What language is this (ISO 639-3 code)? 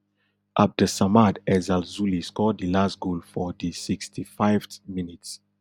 pcm